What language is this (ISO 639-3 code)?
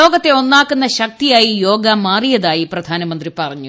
mal